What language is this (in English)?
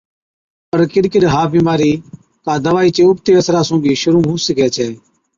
Od